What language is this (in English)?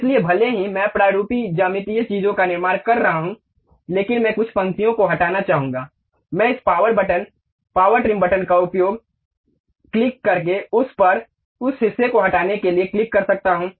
Hindi